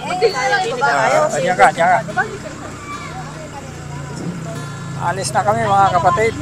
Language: Filipino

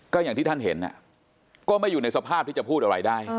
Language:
Thai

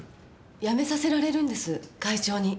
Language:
Japanese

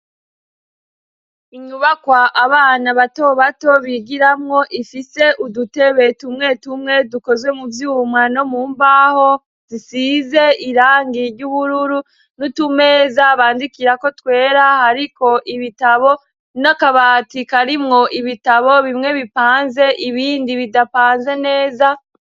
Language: Rundi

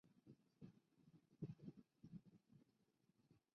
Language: Chinese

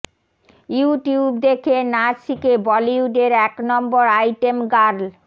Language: Bangla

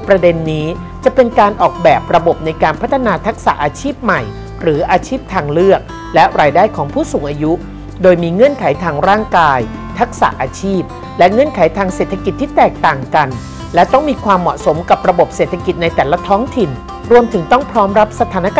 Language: Thai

